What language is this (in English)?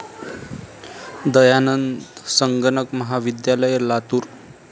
Marathi